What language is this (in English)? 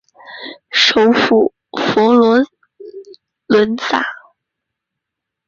Chinese